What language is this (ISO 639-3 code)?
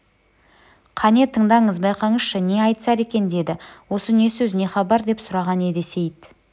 kaz